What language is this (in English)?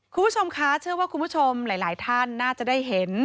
Thai